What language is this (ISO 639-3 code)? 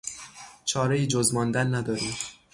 fas